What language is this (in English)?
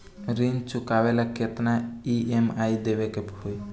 Bhojpuri